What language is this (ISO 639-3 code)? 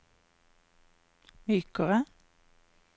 nor